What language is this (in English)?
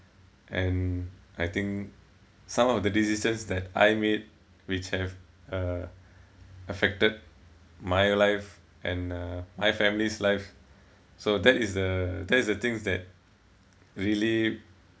English